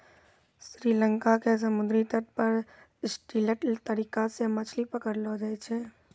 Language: Maithili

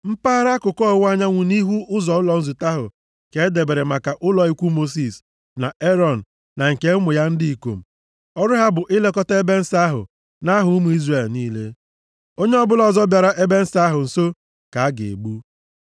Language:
Igbo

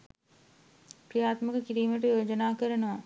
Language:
Sinhala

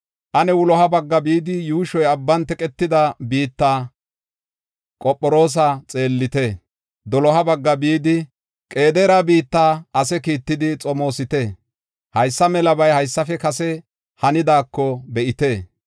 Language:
Gofa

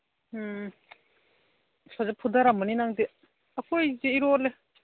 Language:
Manipuri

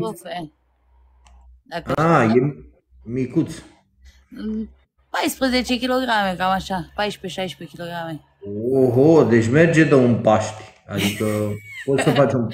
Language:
Romanian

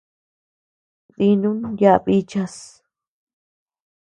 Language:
Tepeuxila Cuicatec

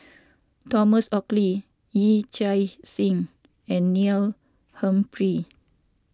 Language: English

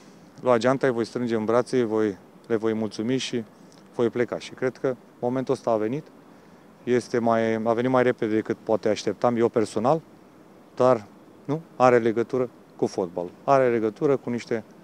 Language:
Romanian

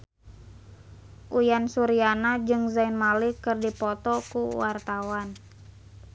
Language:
Sundanese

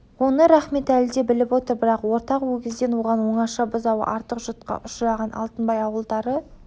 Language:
Kazakh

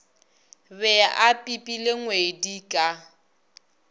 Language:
Northern Sotho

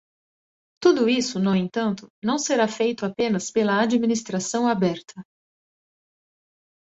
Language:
Portuguese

